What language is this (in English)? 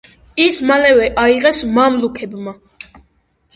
Georgian